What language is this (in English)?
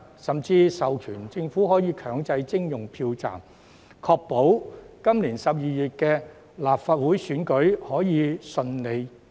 Cantonese